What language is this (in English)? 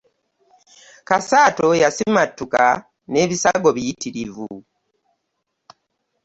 Ganda